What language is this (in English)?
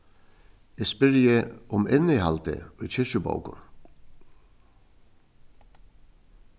Faroese